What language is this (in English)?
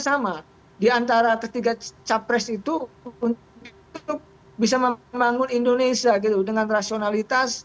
Indonesian